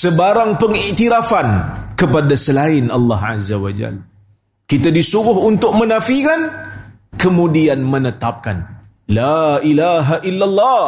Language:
Malay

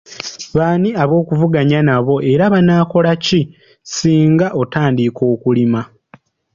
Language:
Ganda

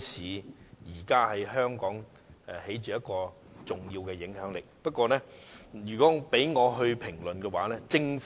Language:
Cantonese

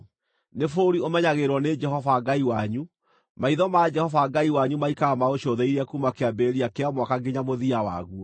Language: Kikuyu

